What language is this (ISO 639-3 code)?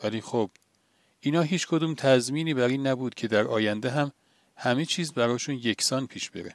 fas